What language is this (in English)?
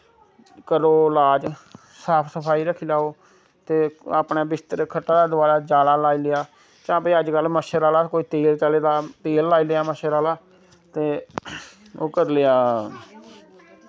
Dogri